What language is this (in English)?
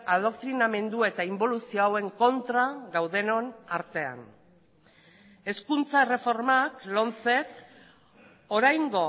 Basque